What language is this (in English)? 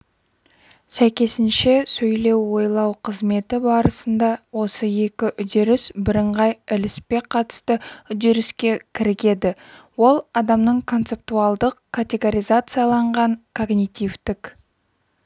Kazakh